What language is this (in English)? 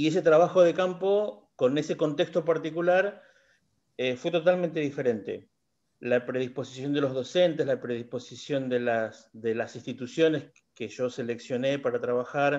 Spanish